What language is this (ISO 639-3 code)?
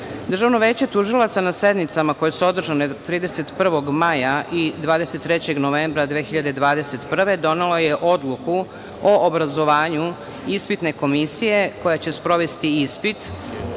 srp